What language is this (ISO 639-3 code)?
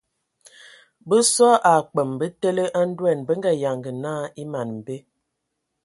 ewo